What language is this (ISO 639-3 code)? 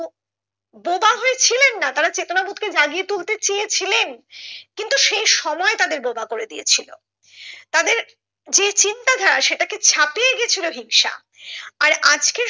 ben